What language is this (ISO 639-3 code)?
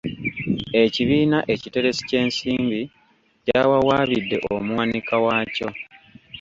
lug